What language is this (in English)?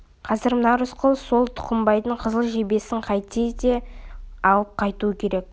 Kazakh